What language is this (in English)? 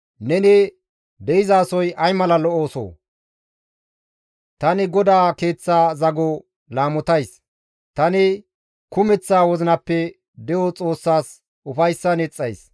Gamo